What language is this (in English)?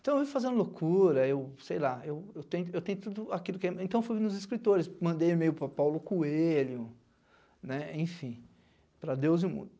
Portuguese